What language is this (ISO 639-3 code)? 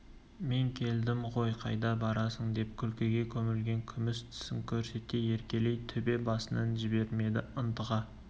kaz